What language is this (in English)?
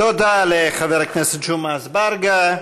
Hebrew